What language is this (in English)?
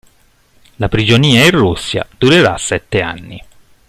Italian